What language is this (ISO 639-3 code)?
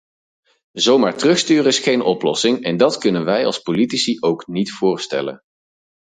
nld